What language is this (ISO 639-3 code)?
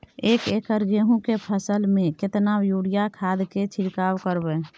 mai